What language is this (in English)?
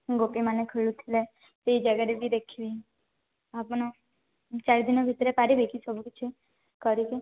Odia